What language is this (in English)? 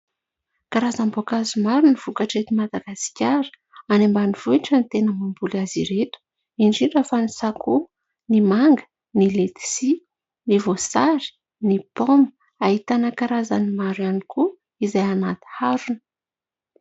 Malagasy